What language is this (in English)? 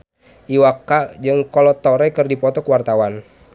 Sundanese